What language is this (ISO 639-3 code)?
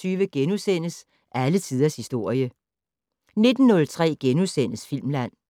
dan